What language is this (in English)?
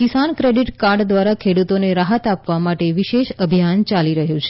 Gujarati